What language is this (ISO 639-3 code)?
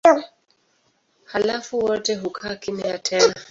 swa